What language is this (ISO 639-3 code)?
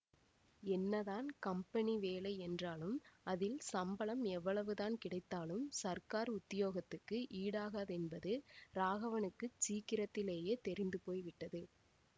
tam